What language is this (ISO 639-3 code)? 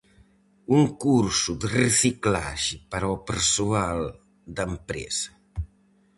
glg